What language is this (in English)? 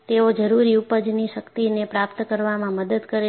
Gujarati